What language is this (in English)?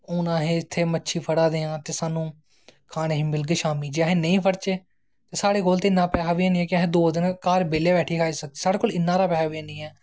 Dogri